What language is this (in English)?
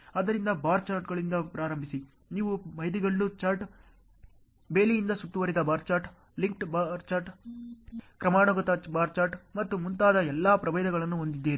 Kannada